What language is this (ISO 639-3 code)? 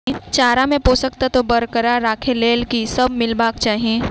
mai